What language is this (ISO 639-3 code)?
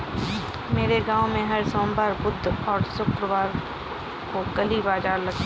hin